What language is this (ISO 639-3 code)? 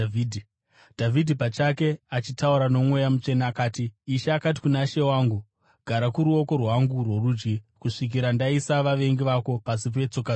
sna